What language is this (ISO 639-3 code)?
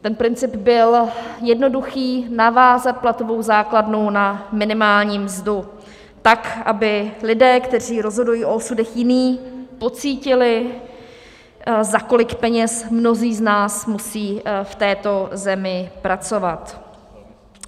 ces